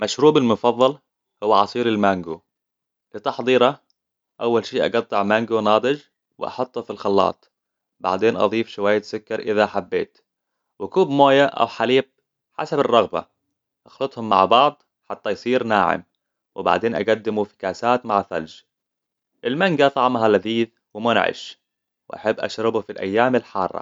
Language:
Hijazi Arabic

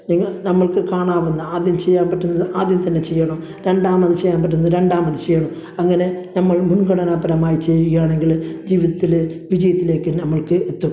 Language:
Malayalam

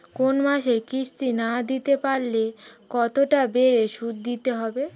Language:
Bangla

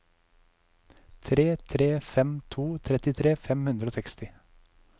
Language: Norwegian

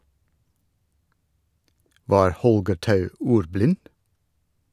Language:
Norwegian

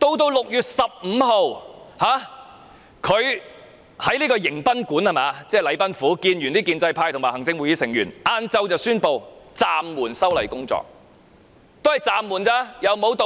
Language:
Cantonese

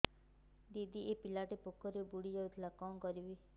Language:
Odia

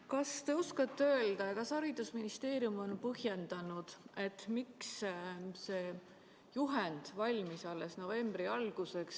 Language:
Estonian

